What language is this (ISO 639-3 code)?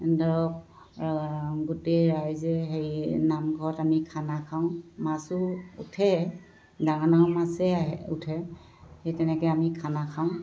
asm